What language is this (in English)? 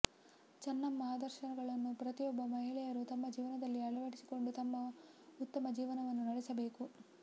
Kannada